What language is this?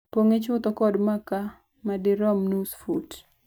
Luo (Kenya and Tanzania)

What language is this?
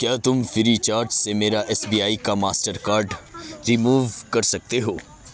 Urdu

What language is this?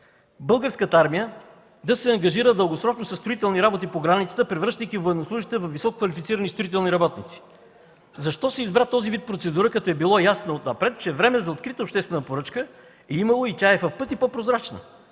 Bulgarian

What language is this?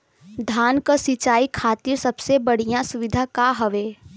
Bhojpuri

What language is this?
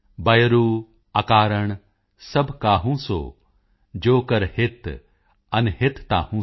Punjabi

